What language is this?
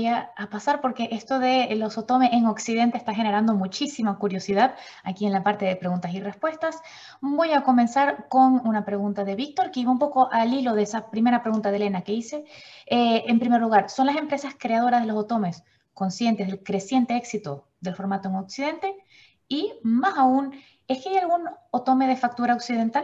Spanish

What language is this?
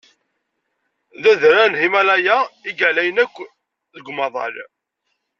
Kabyle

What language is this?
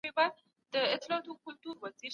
Pashto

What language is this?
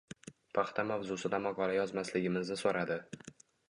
Uzbek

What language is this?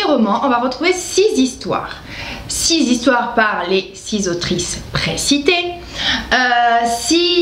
French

